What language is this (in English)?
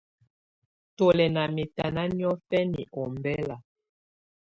Tunen